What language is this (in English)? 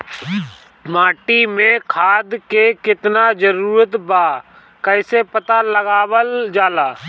Bhojpuri